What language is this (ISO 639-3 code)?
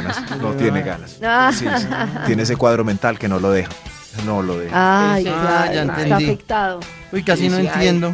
spa